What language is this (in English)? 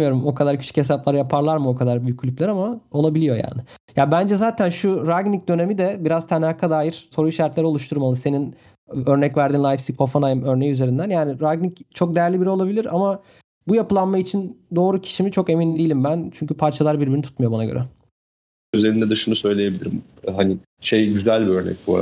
Turkish